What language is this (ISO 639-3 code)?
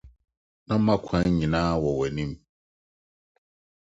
aka